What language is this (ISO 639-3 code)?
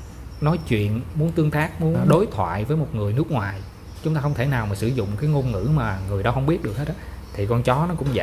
vie